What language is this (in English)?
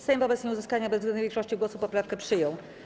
Polish